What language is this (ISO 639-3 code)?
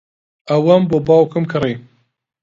ckb